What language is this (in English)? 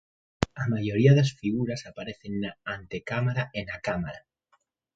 Galician